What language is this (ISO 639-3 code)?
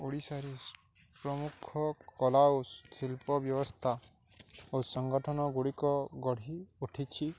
ori